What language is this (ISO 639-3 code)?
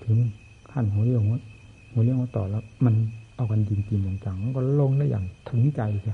tha